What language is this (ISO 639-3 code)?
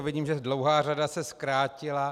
ces